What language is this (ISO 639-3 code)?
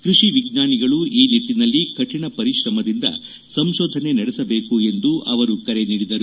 kan